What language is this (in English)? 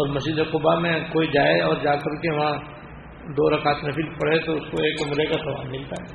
Urdu